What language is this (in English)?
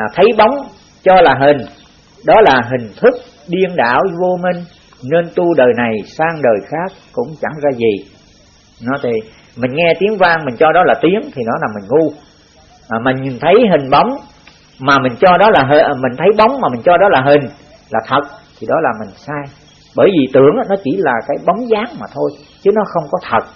Vietnamese